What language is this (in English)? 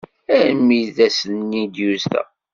Kabyle